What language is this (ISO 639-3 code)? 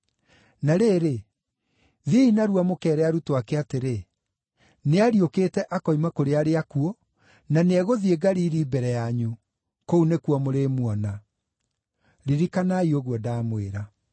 kik